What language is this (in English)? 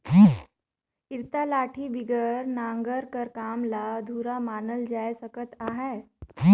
Chhattisgarhi